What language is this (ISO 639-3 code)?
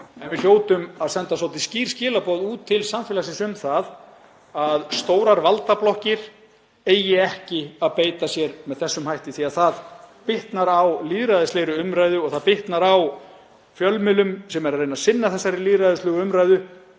isl